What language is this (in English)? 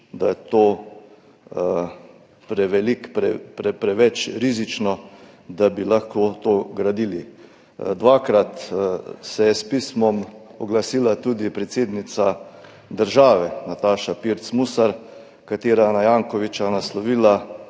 Slovenian